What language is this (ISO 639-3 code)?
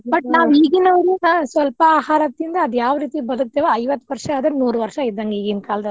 kan